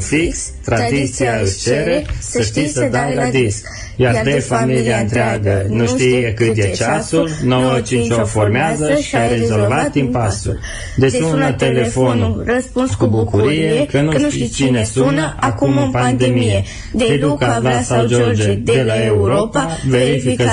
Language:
Romanian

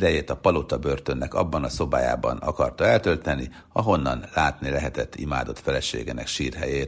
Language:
Hungarian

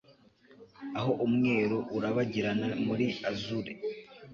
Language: Kinyarwanda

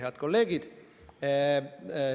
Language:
Estonian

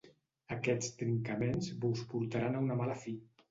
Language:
Catalan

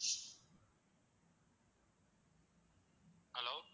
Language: Tamil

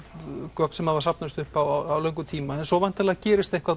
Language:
Icelandic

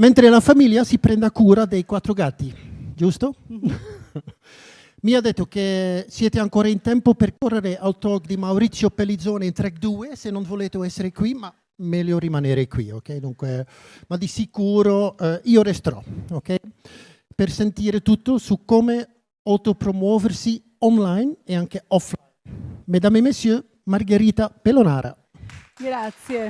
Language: Italian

